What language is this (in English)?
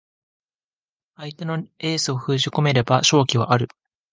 Japanese